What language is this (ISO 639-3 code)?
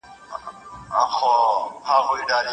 pus